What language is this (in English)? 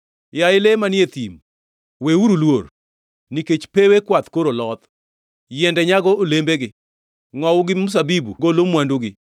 Luo (Kenya and Tanzania)